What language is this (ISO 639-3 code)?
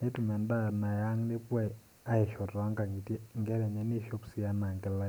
mas